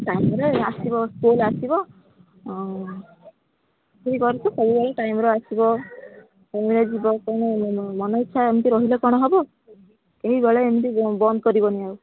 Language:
Odia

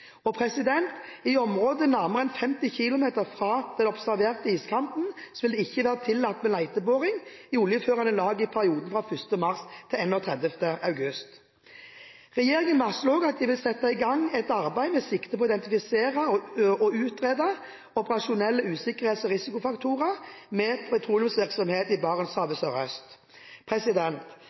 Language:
Norwegian Bokmål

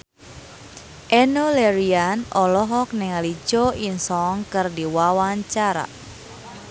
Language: Sundanese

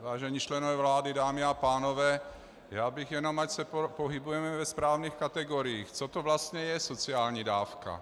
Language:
Czech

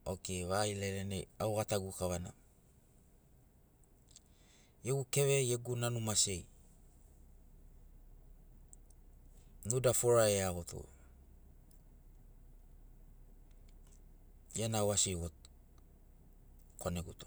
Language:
Sinaugoro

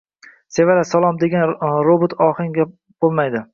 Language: Uzbek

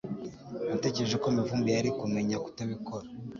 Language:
Kinyarwanda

